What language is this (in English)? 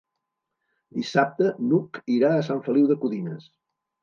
Catalan